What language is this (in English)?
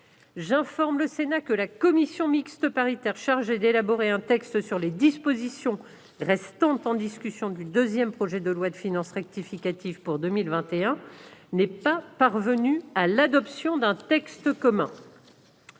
French